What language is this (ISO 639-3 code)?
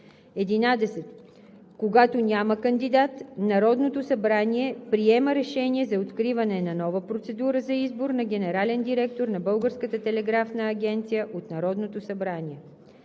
bul